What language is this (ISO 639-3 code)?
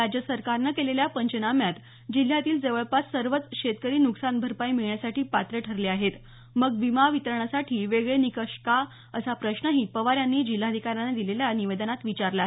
mar